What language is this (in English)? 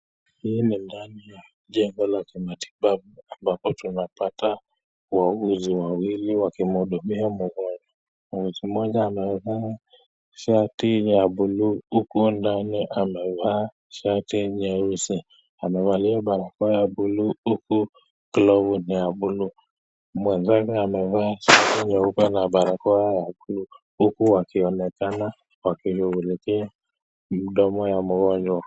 Swahili